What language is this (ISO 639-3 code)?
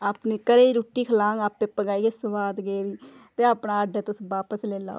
doi